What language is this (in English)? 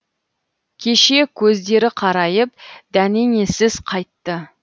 Kazakh